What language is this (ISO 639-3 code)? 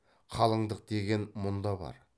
kaz